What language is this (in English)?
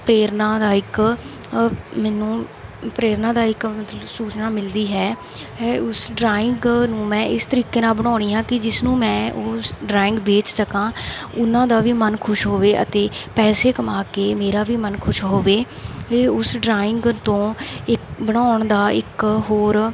Punjabi